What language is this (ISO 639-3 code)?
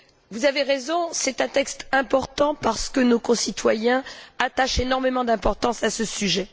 fra